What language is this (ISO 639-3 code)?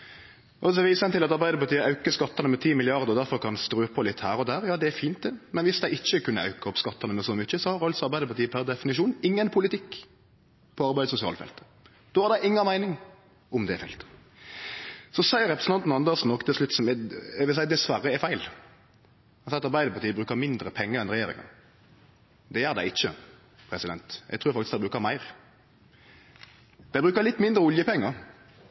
nno